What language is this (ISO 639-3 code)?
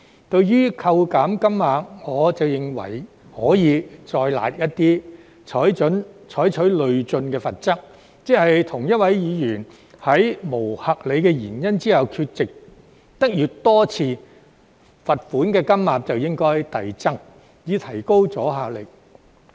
yue